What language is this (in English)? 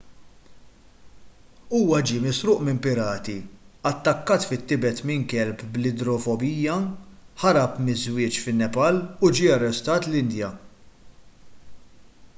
Maltese